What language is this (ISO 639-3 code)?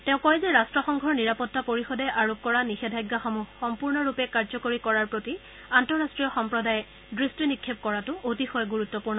asm